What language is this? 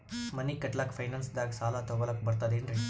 Kannada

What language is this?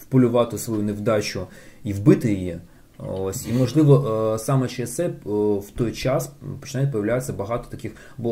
Ukrainian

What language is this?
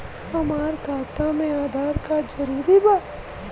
Bhojpuri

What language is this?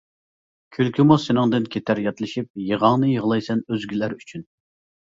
Uyghur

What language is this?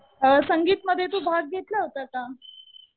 Marathi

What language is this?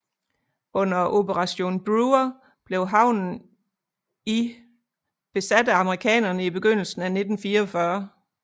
Danish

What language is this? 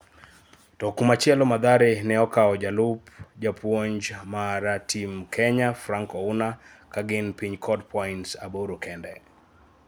Luo (Kenya and Tanzania)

